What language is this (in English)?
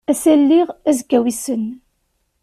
Kabyle